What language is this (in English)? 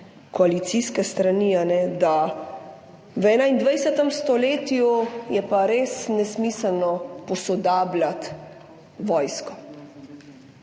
Slovenian